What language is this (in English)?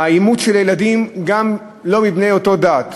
Hebrew